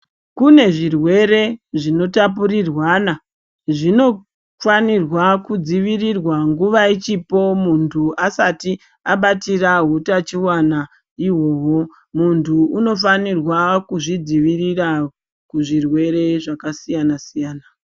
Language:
Ndau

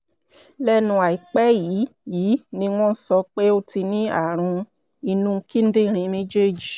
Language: Yoruba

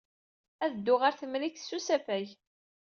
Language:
Kabyle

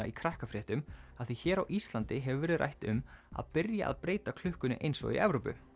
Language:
Icelandic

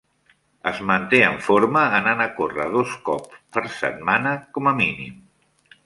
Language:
Catalan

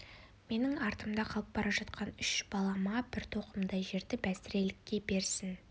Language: Kazakh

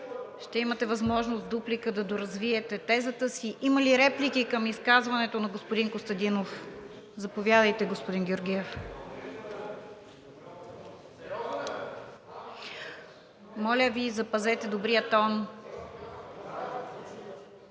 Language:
Bulgarian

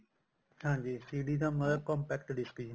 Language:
Punjabi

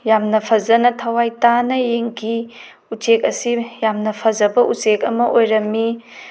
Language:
Manipuri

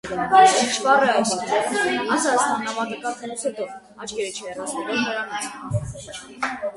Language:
Armenian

